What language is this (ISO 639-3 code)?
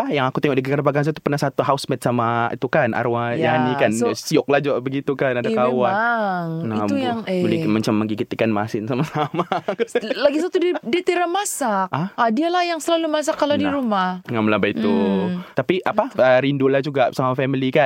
msa